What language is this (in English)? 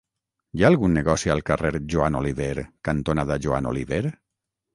Catalan